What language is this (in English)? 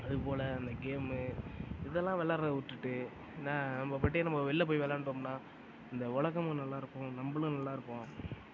Tamil